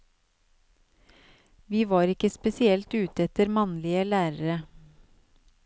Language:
Norwegian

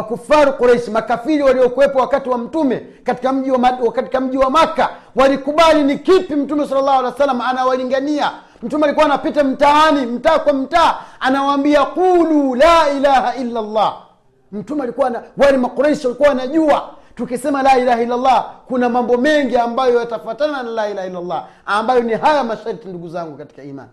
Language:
Swahili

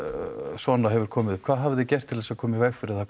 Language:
Icelandic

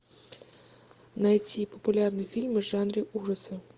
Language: Russian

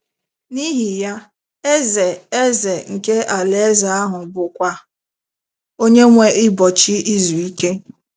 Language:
Igbo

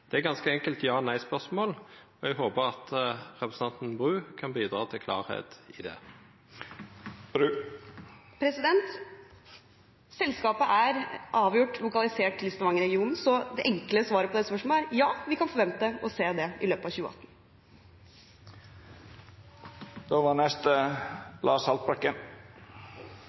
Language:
Norwegian Nynorsk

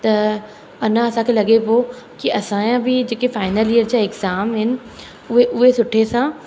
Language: Sindhi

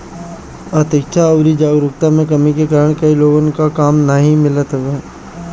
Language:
Bhojpuri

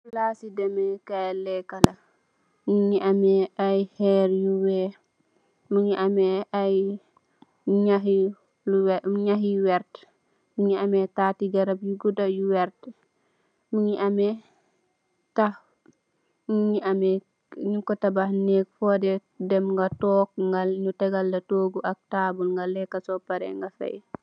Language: Wolof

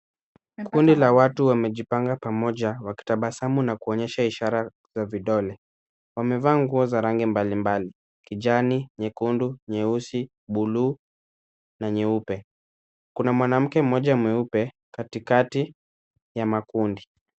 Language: Swahili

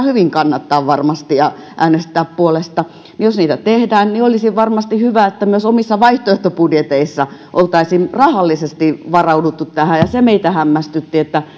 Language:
Finnish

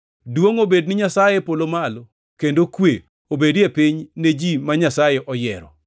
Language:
Luo (Kenya and Tanzania)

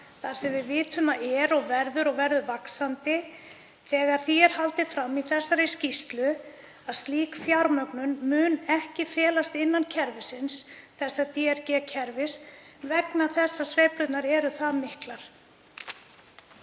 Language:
Icelandic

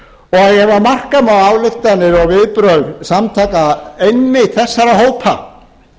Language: Icelandic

